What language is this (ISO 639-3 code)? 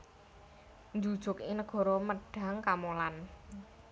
jav